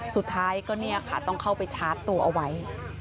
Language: Thai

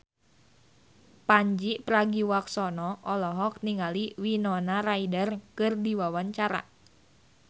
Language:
Sundanese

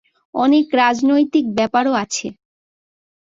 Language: Bangla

